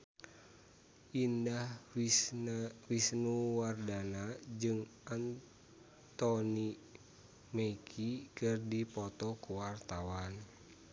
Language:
Sundanese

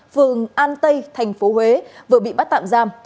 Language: Vietnamese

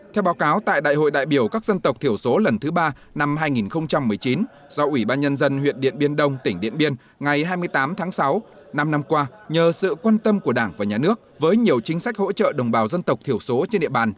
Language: Vietnamese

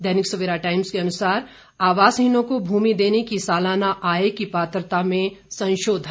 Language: Hindi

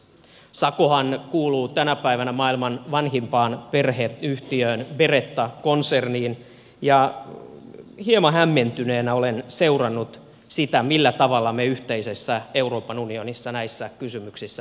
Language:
Finnish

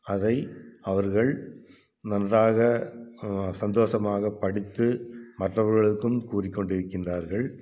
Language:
Tamil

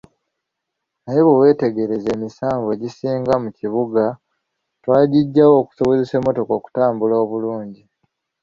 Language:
Ganda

